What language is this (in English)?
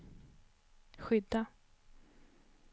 Swedish